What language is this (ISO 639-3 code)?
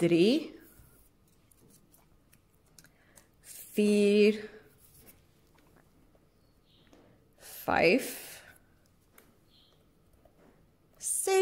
nld